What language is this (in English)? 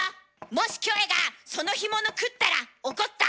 Japanese